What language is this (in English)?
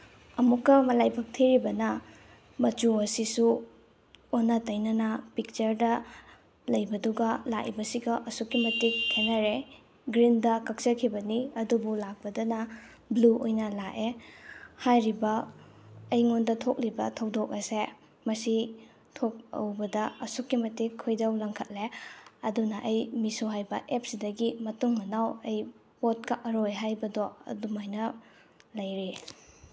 Manipuri